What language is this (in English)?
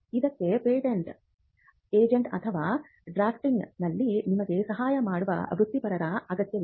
Kannada